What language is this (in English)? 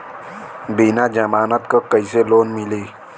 Bhojpuri